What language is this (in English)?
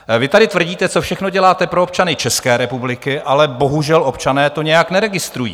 Czech